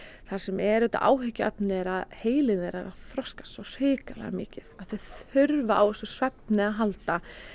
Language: Icelandic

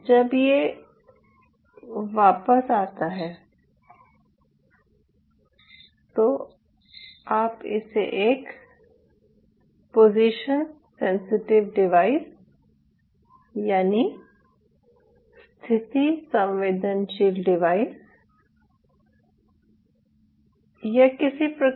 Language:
Hindi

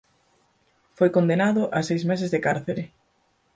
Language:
Galician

